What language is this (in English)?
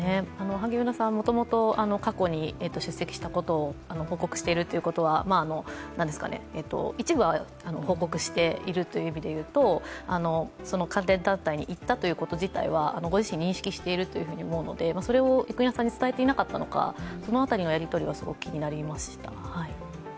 Japanese